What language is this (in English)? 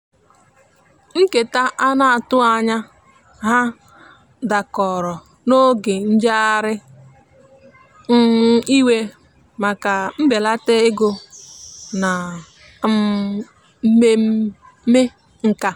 Igbo